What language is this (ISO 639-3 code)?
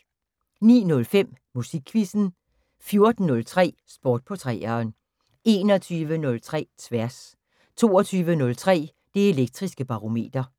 dan